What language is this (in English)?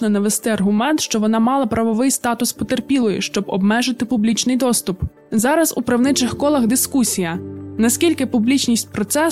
Ukrainian